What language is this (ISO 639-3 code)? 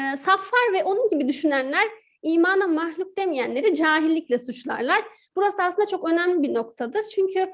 tur